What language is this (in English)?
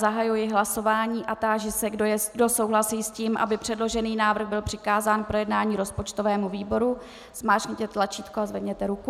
Czech